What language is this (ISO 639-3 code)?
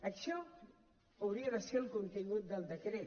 cat